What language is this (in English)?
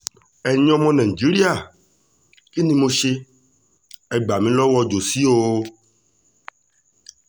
Yoruba